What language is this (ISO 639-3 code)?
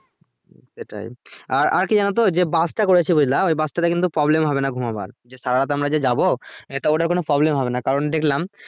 ben